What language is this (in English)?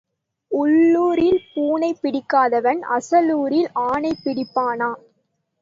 Tamil